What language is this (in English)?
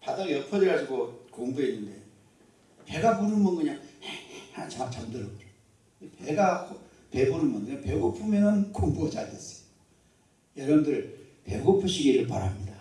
Korean